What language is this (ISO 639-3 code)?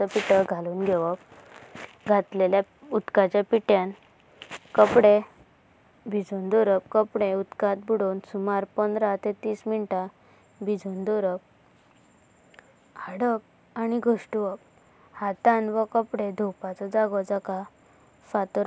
kok